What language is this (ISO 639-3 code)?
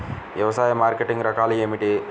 tel